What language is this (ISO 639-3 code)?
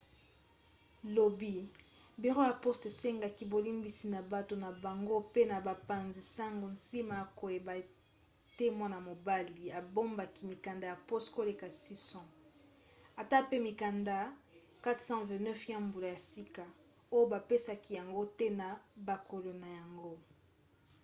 lin